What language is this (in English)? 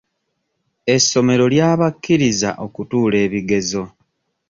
Ganda